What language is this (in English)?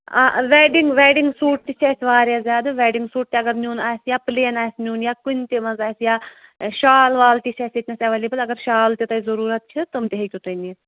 Kashmiri